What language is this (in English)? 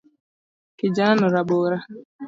Luo (Kenya and Tanzania)